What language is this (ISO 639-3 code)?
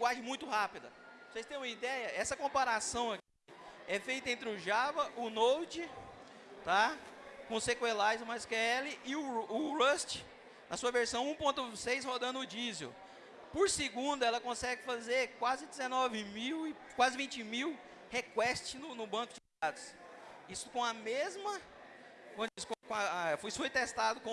por